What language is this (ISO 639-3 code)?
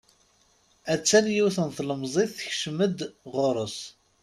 kab